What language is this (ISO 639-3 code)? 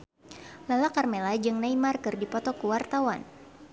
sun